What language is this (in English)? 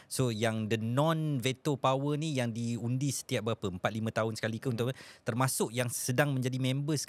Malay